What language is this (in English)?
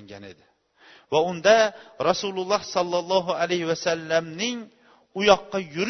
Bulgarian